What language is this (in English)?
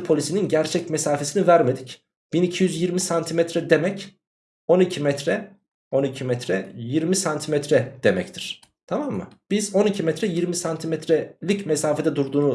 Turkish